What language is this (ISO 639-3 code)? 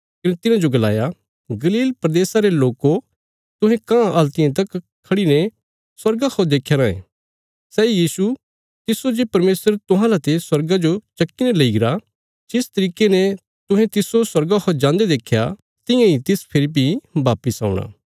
kfs